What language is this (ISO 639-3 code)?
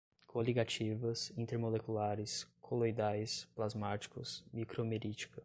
por